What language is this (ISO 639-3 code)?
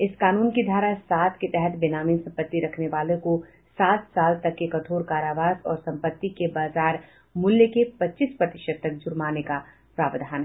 hin